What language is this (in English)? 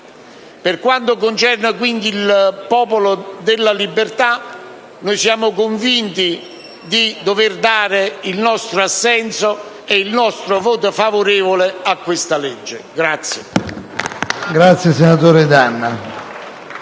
Italian